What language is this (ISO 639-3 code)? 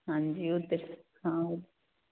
pan